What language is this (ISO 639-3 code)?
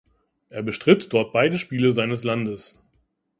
deu